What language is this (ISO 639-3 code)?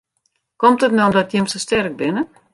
fry